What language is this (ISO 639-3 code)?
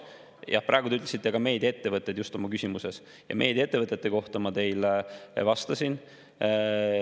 est